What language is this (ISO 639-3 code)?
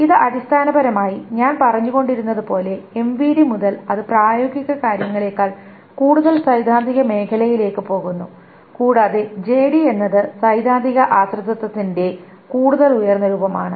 mal